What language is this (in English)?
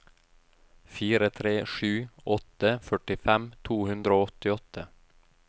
Norwegian